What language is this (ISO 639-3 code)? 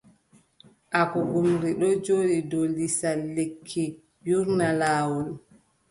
fub